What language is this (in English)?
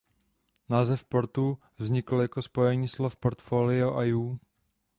Czech